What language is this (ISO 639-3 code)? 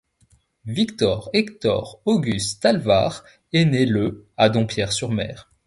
fra